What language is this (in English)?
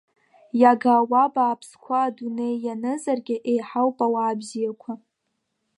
Abkhazian